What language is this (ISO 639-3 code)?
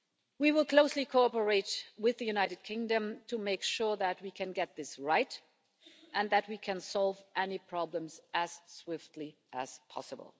eng